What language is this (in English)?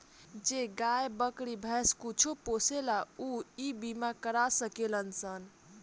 Bhojpuri